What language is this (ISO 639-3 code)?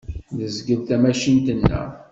kab